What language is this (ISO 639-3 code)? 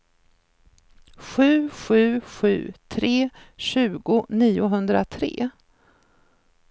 swe